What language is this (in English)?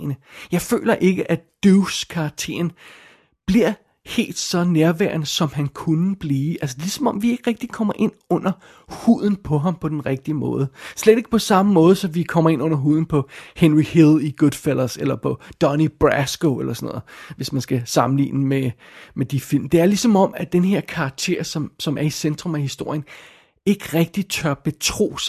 Danish